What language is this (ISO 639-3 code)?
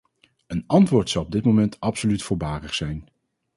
nld